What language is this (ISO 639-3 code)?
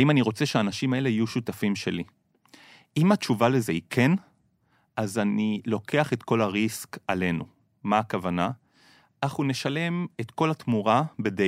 heb